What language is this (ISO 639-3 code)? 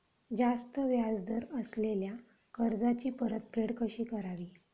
mar